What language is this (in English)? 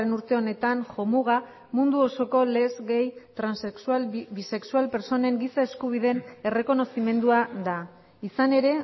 Basque